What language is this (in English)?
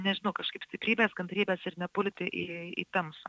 Lithuanian